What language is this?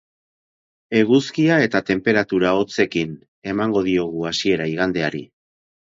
Basque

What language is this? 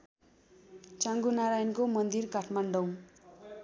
Nepali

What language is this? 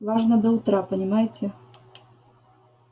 Russian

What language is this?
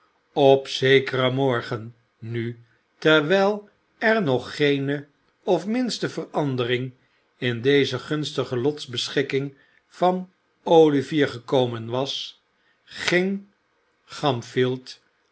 Dutch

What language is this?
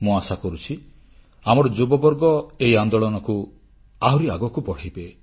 Odia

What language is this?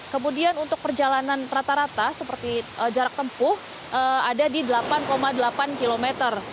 Indonesian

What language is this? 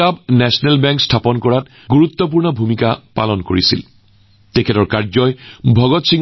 Assamese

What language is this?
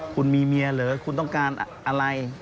Thai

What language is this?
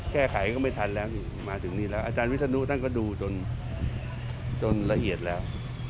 Thai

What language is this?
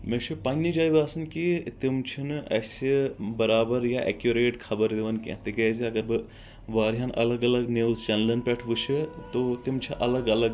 Kashmiri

